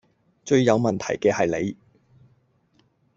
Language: Cantonese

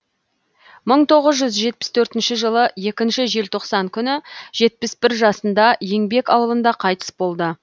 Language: Kazakh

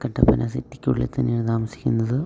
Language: Malayalam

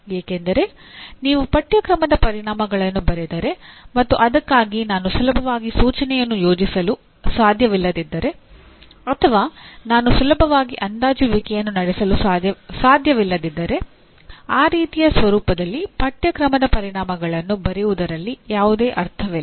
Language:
Kannada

